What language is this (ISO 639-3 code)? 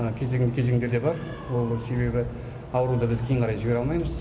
kaz